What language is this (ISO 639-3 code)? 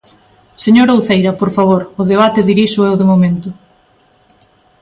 glg